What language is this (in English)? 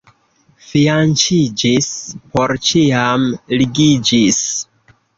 Esperanto